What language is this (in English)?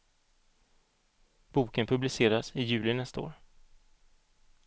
Swedish